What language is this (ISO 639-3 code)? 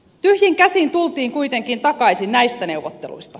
fin